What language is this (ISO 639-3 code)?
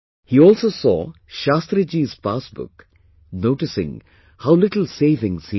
eng